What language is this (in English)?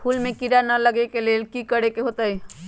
Magahi